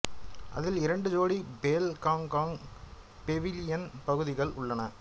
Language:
Tamil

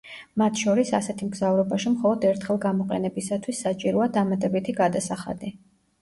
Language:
Georgian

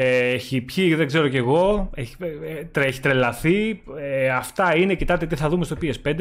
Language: Greek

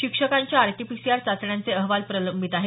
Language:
Marathi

